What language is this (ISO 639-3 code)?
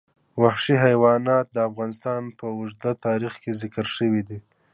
pus